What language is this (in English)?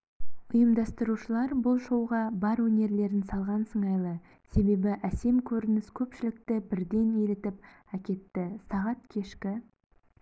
Kazakh